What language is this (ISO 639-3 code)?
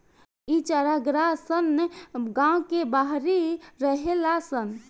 bho